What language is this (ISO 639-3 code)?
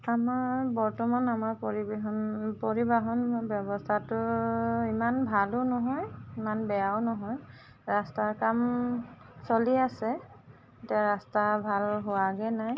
asm